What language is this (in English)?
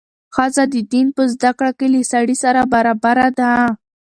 Pashto